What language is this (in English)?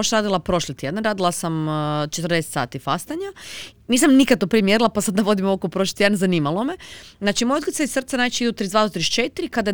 Croatian